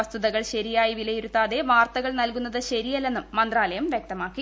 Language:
Malayalam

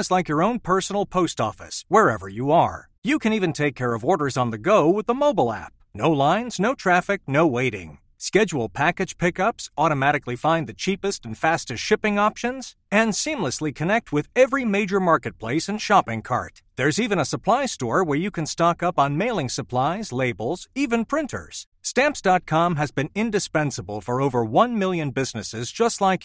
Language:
Swedish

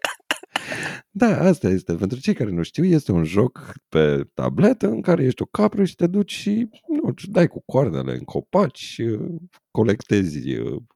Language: Romanian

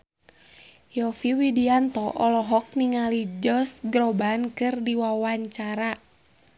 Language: Sundanese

